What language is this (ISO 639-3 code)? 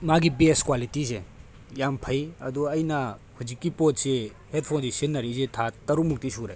mni